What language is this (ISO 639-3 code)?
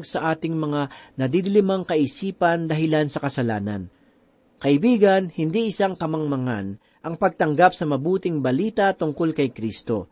fil